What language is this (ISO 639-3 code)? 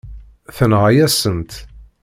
kab